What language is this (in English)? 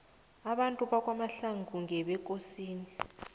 South Ndebele